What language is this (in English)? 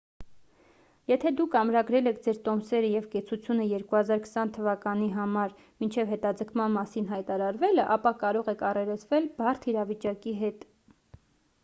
Armenian